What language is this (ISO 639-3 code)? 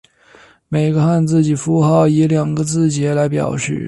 zho